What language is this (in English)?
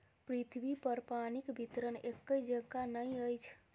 Maithili